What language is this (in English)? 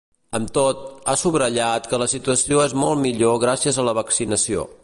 Catalan